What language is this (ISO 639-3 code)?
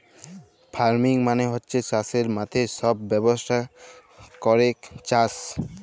ben